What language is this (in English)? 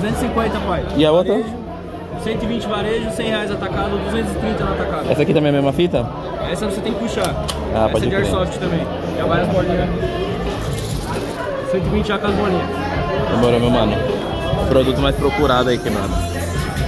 Portuguese